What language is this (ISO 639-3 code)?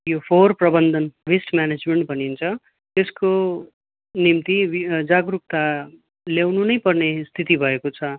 nep